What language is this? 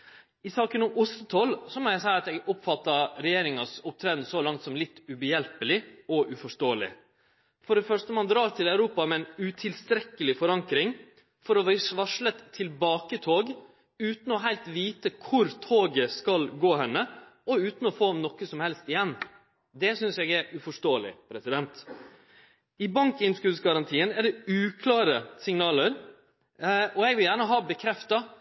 Norwegian Nynorsk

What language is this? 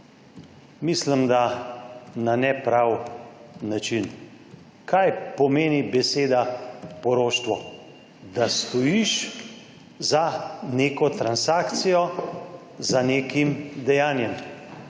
Slovenian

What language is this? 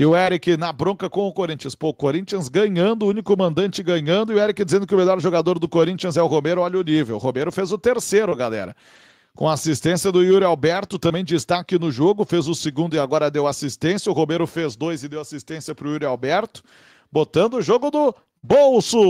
Portuguese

